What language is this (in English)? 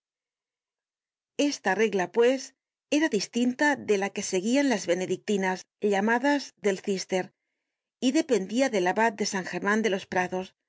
Spanish